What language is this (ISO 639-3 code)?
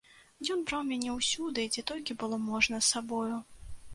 bel